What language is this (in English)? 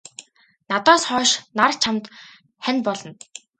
Mongolian